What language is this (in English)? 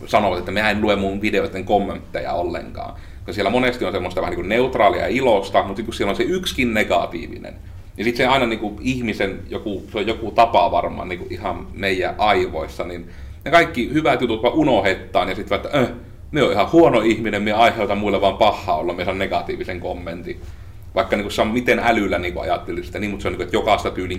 Finnish